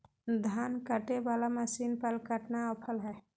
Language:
Magahi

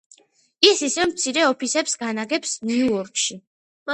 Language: Georgian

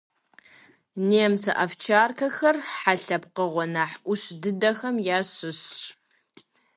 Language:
Kabardian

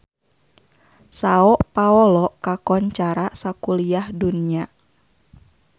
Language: Sundanese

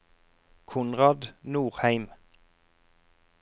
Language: Norwegian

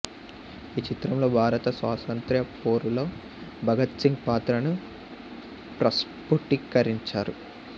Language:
Telugu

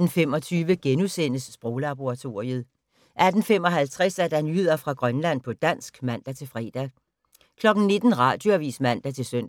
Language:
Danish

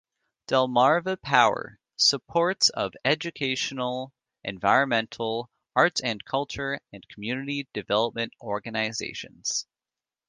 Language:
English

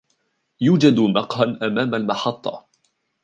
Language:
Arabic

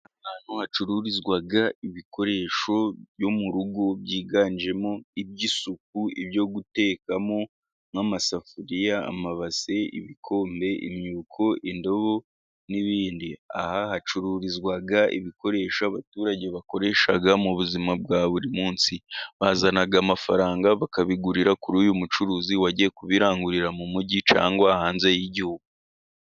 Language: Kinyarwanda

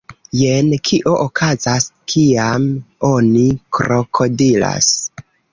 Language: Esperanto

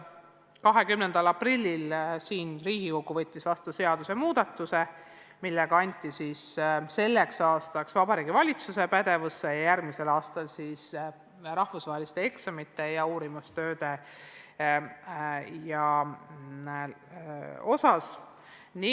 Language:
Estonian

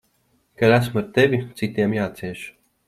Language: Latvian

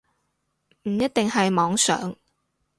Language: Cantonese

